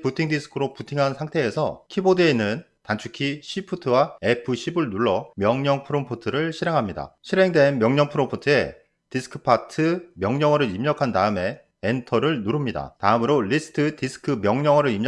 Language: Korean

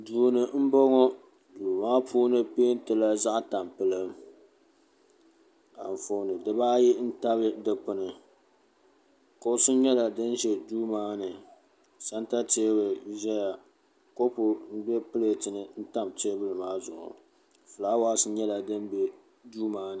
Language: Dagbani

